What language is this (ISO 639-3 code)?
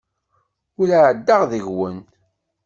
kab